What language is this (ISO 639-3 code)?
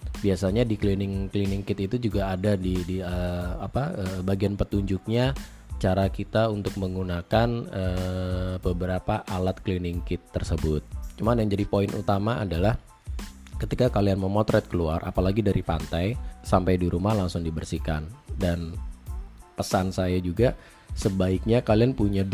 ind